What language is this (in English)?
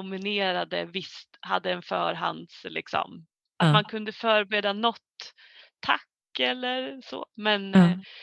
Swedish